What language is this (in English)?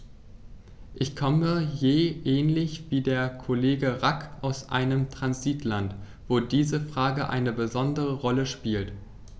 German